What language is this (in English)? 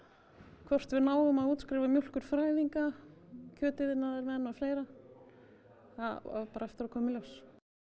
Icelandic